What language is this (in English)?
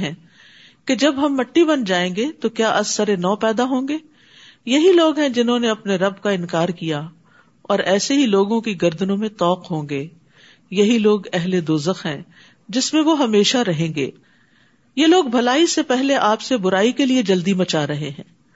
Urdu